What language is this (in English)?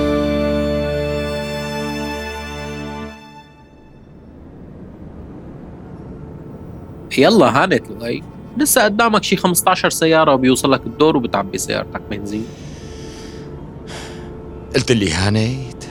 Arabic